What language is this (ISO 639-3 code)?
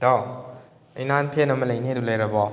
mni